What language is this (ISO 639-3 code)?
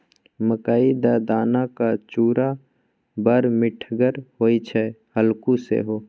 mai